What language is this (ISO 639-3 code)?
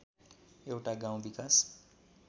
nep